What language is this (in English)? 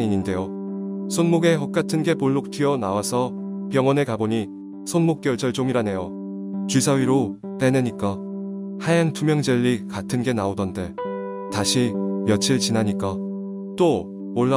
Korean